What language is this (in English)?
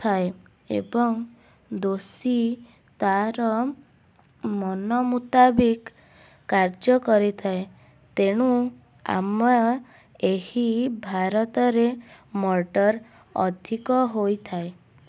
Odia